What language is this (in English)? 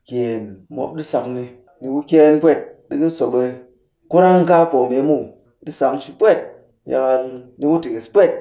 Cakfem-Mushere